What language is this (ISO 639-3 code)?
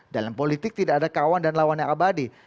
ind